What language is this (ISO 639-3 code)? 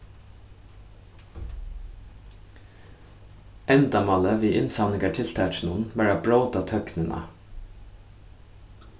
fao